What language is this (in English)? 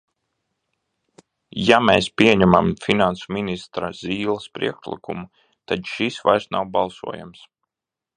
Latvian